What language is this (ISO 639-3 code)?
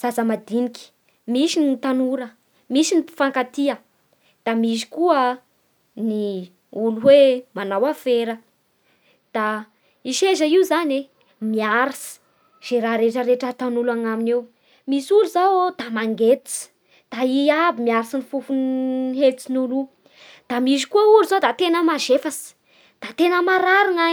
bhr